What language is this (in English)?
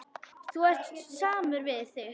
Icelandic